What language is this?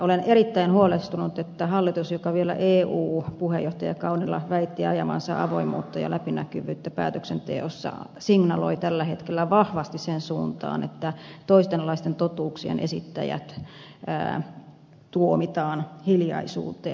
Finnish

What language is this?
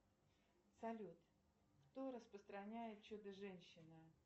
Russian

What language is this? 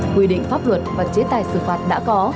Vietnamese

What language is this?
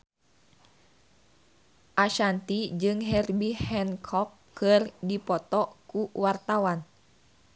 Sundanese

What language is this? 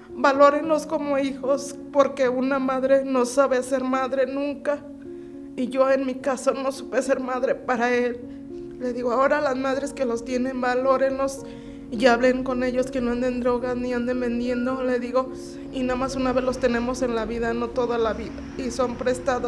Spanish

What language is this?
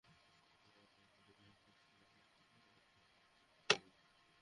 Bangla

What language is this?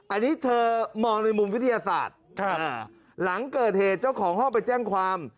Thai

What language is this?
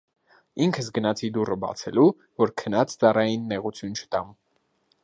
Armenian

